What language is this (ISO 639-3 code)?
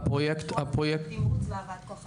heb